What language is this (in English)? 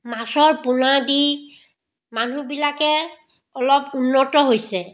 Assamese